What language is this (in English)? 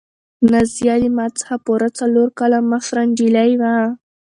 Pashto